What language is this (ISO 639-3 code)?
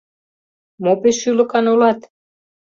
chm